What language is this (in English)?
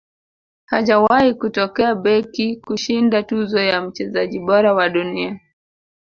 Swahili